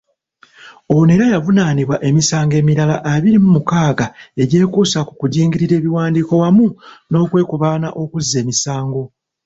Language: Ganda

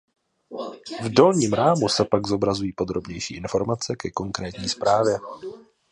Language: Czech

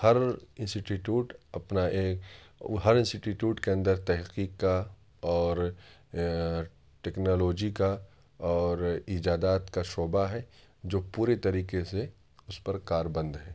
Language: Urdu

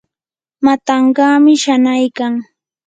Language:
Yanahuanca Pasco Quechua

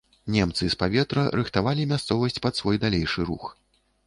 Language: Belarusian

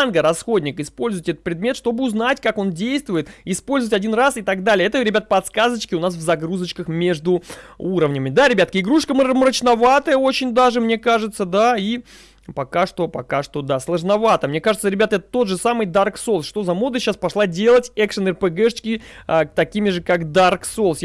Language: Russian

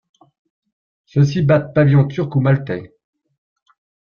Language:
French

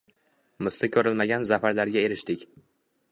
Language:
Uzbek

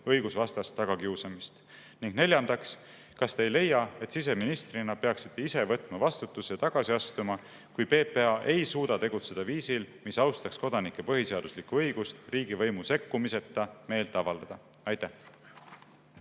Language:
Estonian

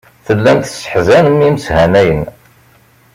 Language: Kabyle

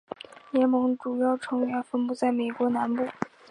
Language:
Chinese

